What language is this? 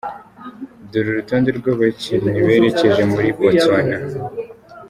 Kinyarwanda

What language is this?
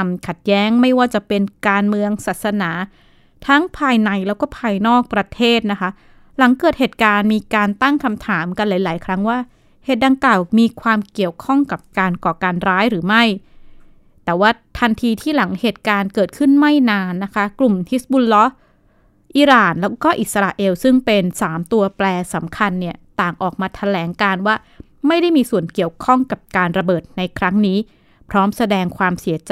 Thai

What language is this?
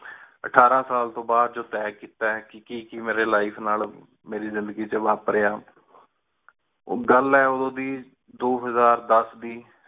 Punjabi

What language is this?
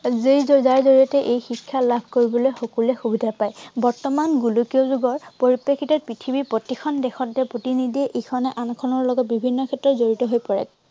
Assamese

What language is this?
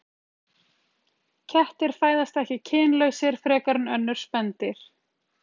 Icelandic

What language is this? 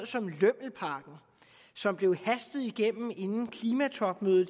Danish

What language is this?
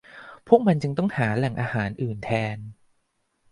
Thai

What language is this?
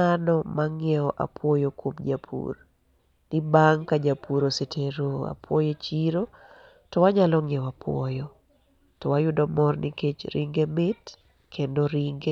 Luo (Kenya and Tanzania)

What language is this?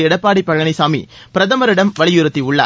Tamil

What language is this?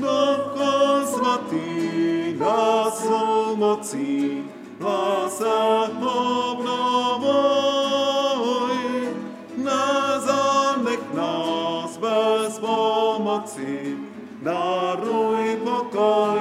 Czech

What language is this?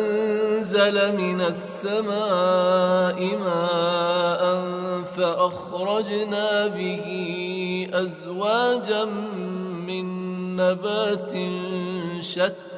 Arabic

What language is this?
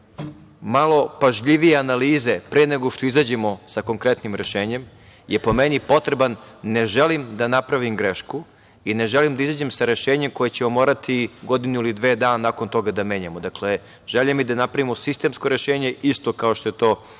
Serbian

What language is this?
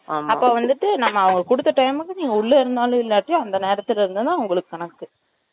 Tamil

